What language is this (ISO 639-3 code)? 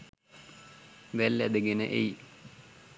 sin